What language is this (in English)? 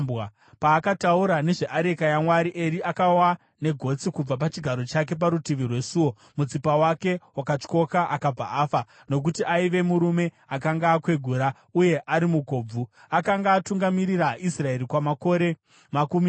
Shona